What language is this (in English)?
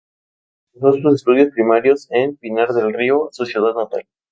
Spanish